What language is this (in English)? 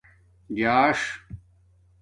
Domaaki